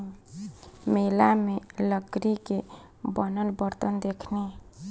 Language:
Bhojpuri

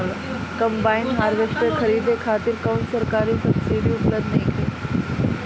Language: Bhojpuri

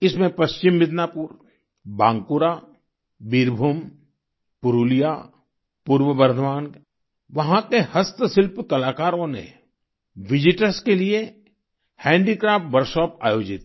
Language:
Hindi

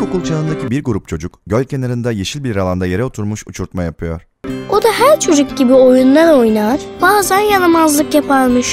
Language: Turkish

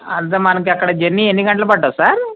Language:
Telugu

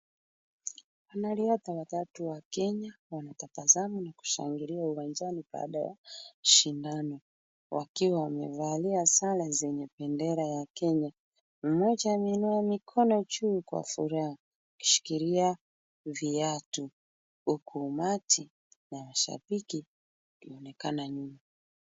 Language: Swahili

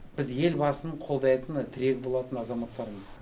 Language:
Kazakh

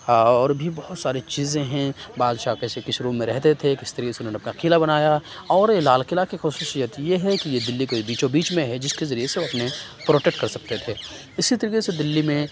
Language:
Urdu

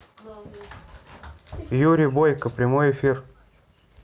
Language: Russian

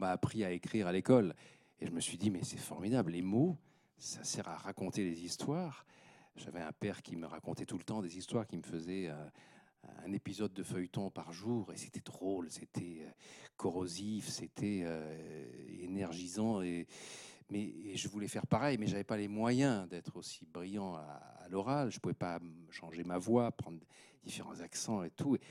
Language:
French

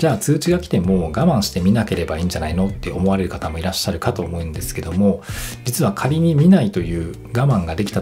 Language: Japanese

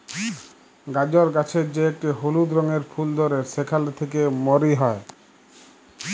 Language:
Bangla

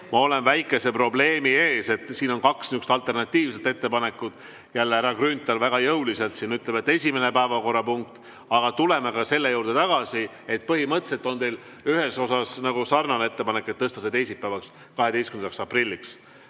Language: Estonian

